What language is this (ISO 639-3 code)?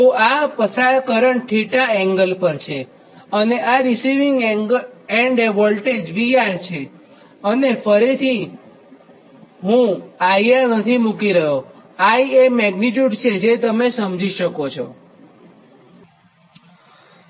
guj